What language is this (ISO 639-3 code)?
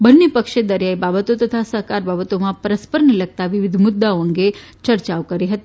guj